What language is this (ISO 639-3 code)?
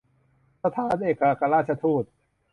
tha